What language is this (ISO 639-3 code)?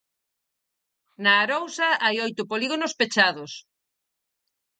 glg